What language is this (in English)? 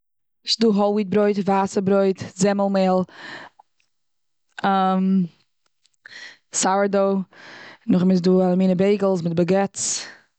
Yiddish